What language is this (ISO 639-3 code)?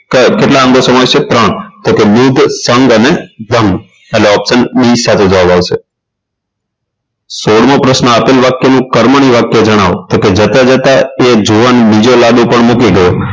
guj